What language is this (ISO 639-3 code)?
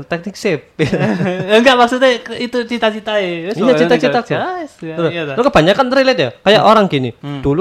ind